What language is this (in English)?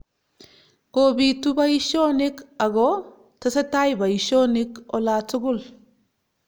Kalenjin